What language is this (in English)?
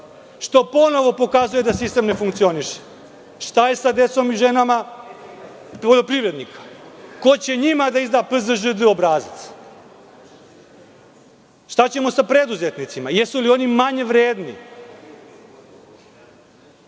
Serbian